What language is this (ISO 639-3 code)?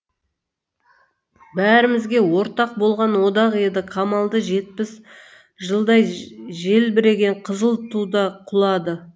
kaz